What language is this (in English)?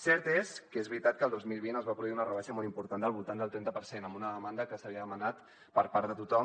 Catalan